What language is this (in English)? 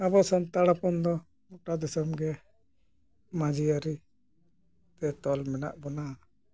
Santali